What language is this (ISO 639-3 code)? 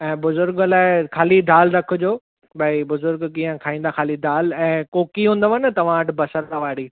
snd